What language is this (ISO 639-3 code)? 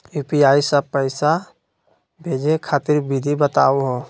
mag